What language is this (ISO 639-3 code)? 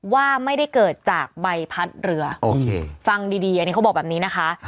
tha